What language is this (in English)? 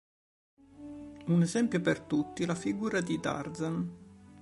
Italian